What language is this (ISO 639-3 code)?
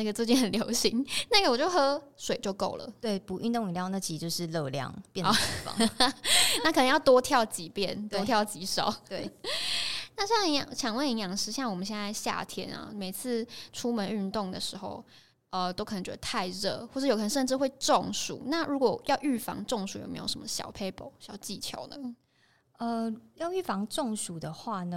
zho